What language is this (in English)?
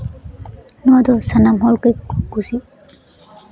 Santali